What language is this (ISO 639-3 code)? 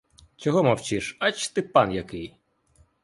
ukr